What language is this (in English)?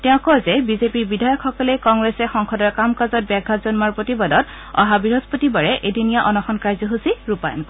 Assamese